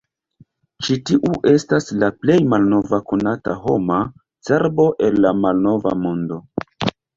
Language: Esperanto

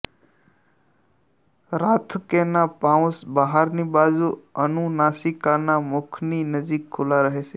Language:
Gujarati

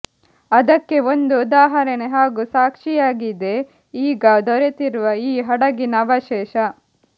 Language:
Kannada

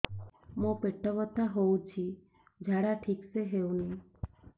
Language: Odia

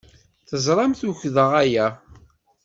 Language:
Kabyle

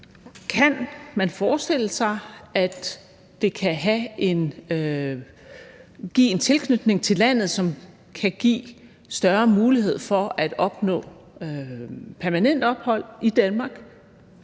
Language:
Danish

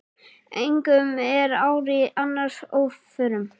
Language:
Icelandic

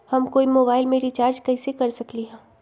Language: Magahi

